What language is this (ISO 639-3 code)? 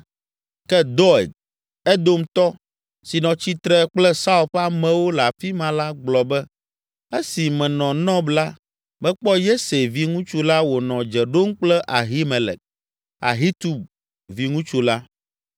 ewe